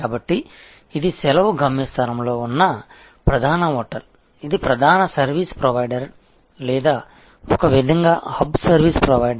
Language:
Telugu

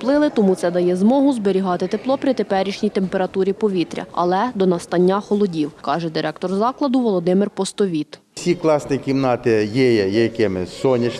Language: Ukrainian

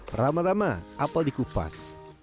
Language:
Indonesian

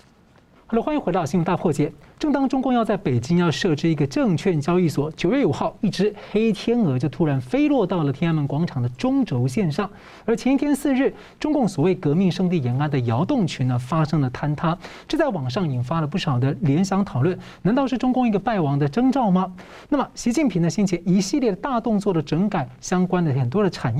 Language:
Chinese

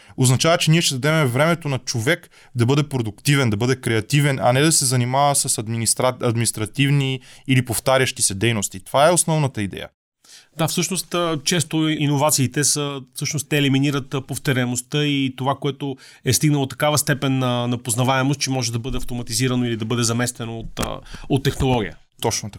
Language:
Bulgarian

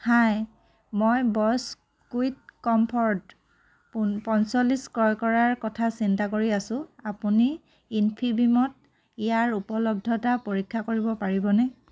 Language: Assamese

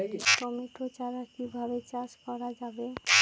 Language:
Bangla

